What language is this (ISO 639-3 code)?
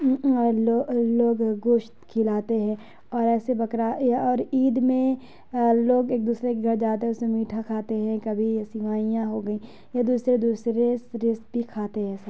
urd